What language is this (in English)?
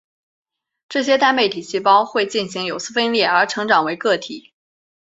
Chinese